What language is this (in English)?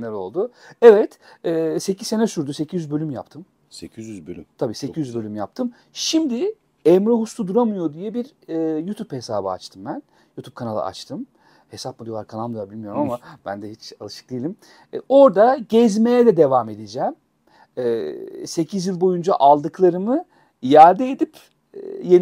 Turkish